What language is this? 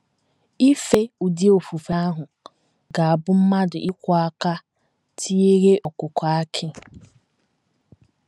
Igbo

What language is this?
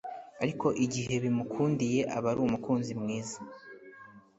Kinyarwanda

